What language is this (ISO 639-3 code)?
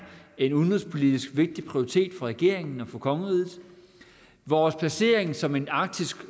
dan